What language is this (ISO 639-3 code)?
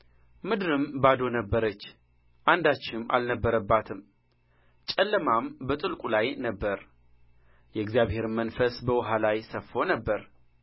amh